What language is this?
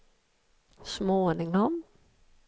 Swedish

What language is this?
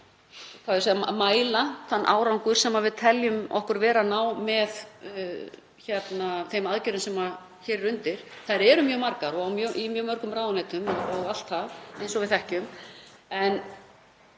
Icelandic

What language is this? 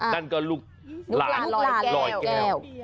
Thai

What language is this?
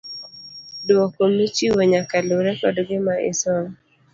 Luo (Kenya and Tanzania)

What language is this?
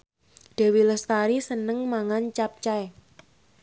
Javanese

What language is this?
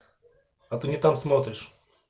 Russian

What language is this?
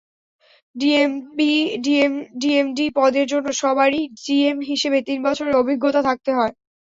Bangla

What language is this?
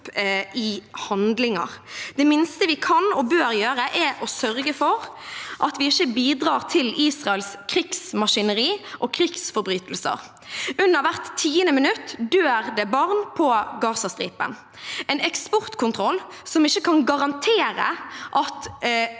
Norwegian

